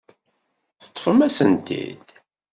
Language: Kabyle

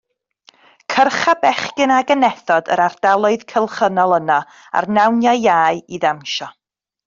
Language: Welsh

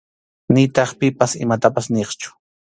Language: Arequipa-La Unión Quechua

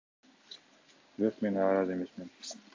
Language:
Kyrgyz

